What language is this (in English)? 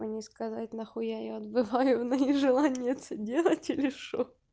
Russian